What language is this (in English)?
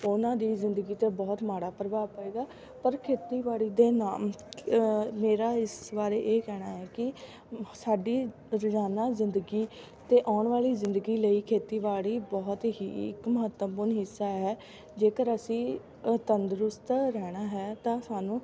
Punjabi